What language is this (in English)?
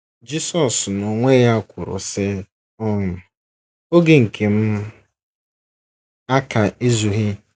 Igbo